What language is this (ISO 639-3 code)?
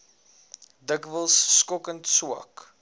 afr